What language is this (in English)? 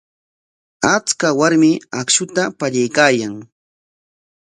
Corongo Ancash Quechua